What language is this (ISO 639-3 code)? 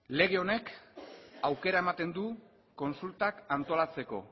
eus